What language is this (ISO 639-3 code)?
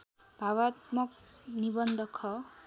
nep